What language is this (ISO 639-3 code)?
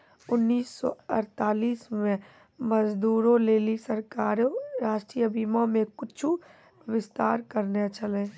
mai